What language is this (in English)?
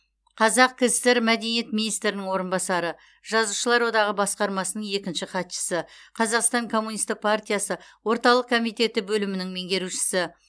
Kazakh